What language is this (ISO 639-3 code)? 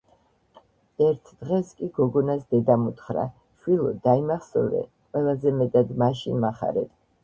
kat